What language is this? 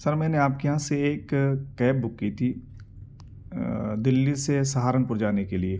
Urdu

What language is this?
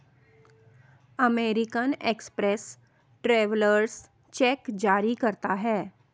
Hindi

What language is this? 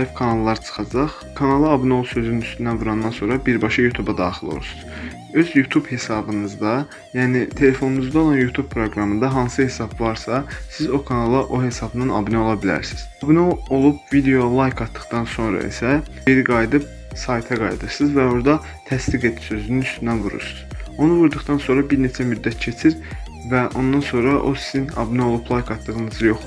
Turkish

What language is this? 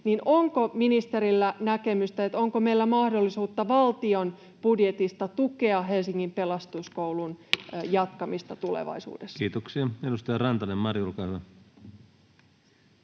Finnish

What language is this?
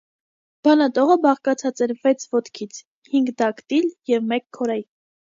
Armenian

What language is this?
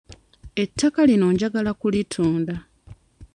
Ganda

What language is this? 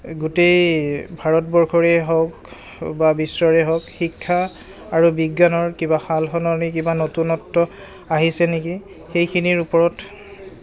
Assamese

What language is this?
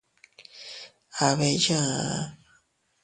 Teutila Cuicatec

